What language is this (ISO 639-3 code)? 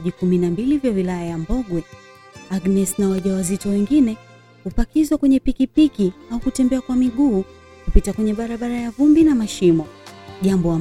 swa